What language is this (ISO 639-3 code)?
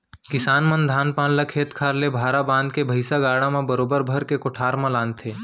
hne